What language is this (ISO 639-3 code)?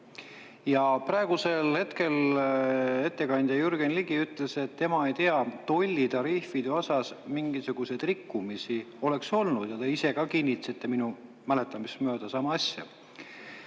est